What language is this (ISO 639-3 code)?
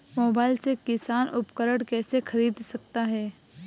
hin